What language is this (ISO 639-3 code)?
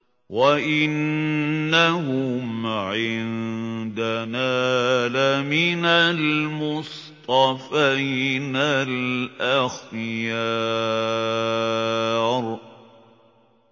ara